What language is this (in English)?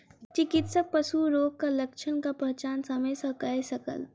Maithili